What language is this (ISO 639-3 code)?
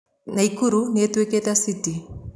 kik